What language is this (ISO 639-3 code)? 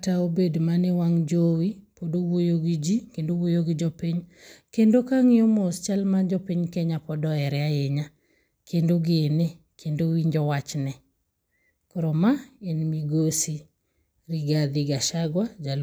luo